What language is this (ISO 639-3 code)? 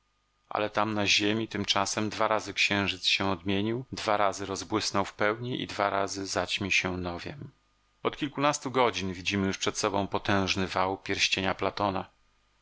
pol